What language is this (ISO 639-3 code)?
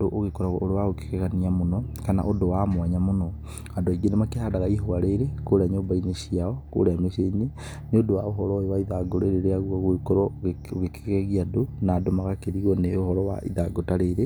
kik